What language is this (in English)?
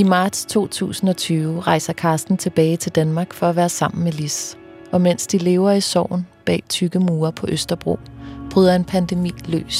Danish